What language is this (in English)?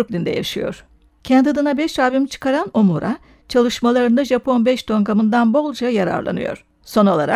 Turkish